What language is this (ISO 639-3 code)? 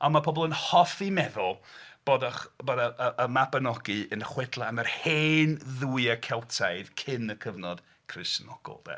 cym